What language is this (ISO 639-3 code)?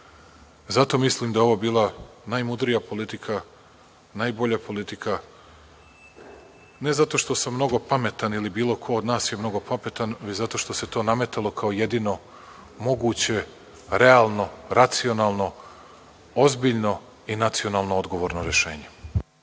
srp